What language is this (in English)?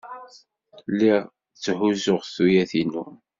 Kabyle